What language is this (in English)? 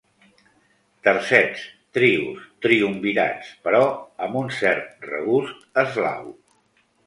Catalan